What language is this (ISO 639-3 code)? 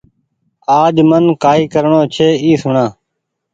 gig